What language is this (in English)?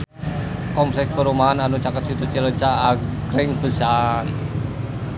Sundanese